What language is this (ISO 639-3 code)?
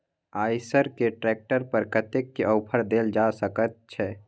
mai